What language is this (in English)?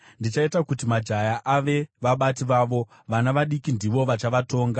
Shona